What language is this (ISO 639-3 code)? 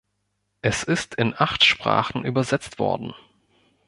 deu